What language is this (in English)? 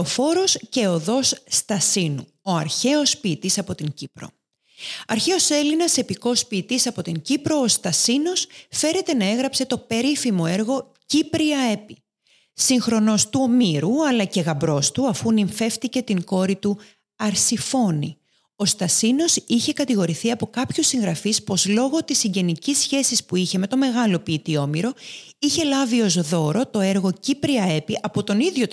Greek